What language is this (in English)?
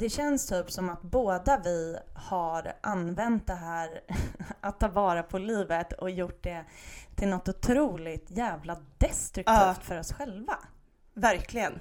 Swedish